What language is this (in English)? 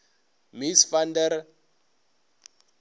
Northern Sotho